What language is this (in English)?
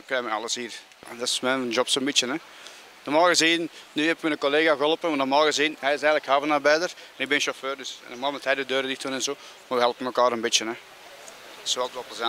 Dutch